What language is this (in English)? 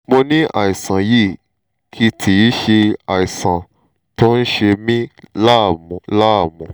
Yoruba